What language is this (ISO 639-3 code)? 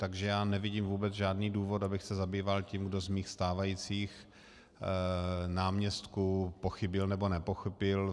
ces